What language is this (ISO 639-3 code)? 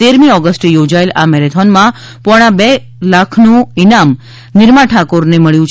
guj